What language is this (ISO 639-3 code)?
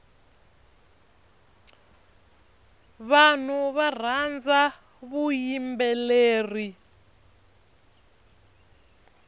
tso